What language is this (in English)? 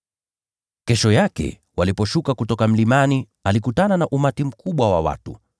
Swahili